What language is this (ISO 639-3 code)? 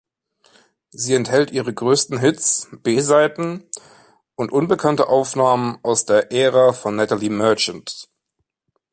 deu